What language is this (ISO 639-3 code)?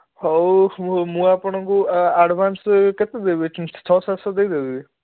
ori